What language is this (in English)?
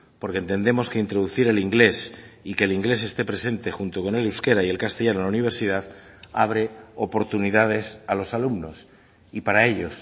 Spanish